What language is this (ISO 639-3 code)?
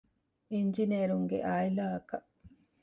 div